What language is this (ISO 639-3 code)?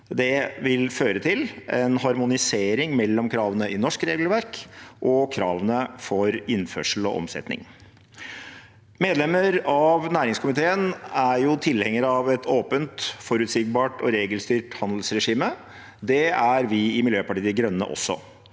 nor